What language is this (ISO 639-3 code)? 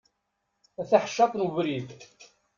kab